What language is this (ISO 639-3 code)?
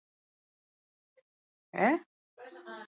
eus